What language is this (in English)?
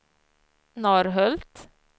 Swedish